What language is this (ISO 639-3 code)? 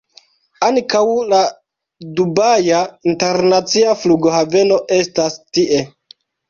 epo